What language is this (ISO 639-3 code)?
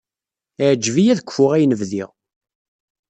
kab